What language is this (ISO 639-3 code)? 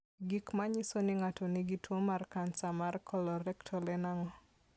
luo